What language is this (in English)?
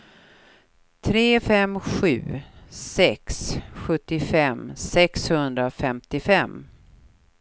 Swedish